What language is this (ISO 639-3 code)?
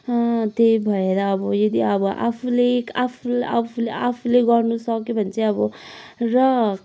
nep